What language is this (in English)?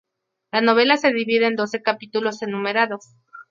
Spanish